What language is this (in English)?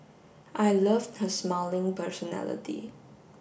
English